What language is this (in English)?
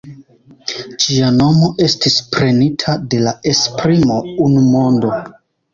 Esperanto